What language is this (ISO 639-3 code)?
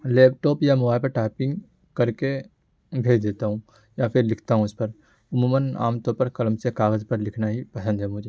urd